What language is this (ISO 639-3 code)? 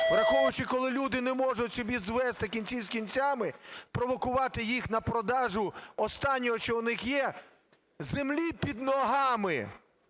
ukr